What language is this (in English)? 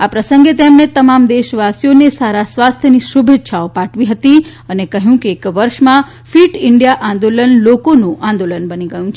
Gujarati